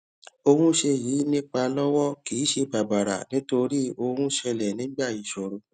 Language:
Yoruba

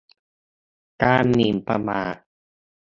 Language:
Thai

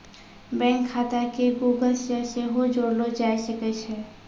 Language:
Maithili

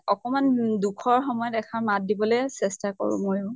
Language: Assamese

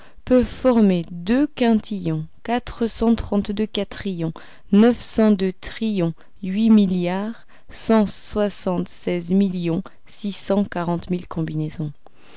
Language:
French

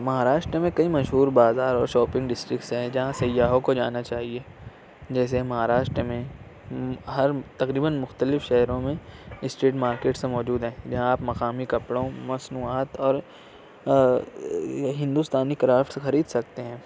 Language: Urdu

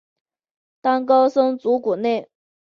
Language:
Chinese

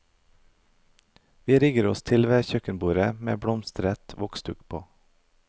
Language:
Norwegian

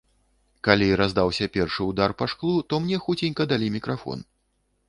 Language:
Belarusian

